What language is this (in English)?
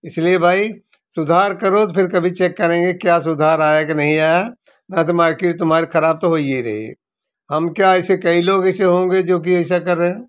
Hindi